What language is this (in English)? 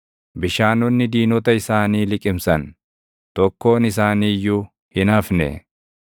Oromo